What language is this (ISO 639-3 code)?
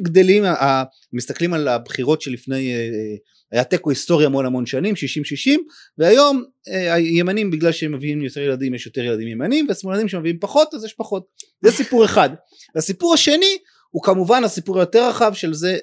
heb